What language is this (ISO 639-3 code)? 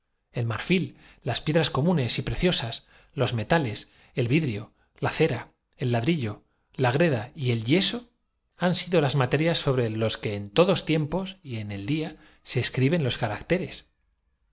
spa